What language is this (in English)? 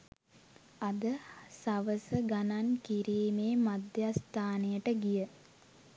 Sinhala